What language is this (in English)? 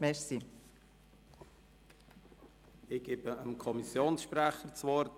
Swiss German